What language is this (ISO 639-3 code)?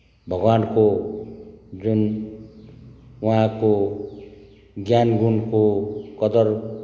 nep